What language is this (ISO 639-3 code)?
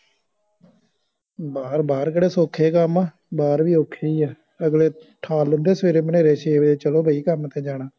pan